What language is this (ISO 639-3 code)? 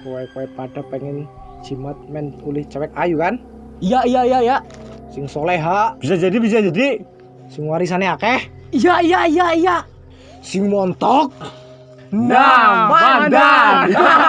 ind